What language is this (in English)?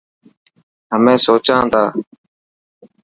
Dhatki